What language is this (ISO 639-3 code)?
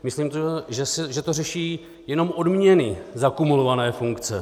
ces